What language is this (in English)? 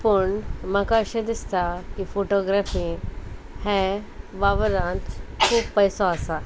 Konkani